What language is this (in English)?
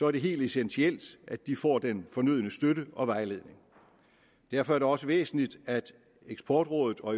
Danish